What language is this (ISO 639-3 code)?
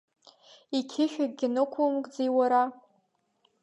abk